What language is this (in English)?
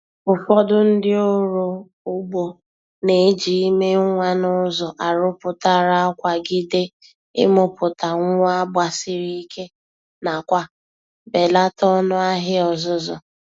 Igbo